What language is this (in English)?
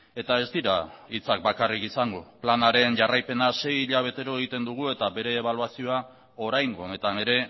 Basque